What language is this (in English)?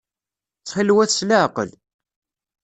Kabyle